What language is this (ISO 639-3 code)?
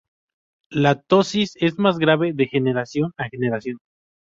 spa